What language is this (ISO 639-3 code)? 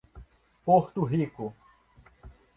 por